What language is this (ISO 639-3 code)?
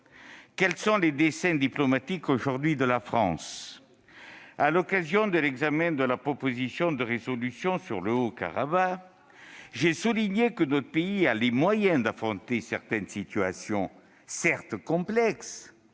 fra